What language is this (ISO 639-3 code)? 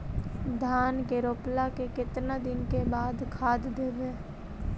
mag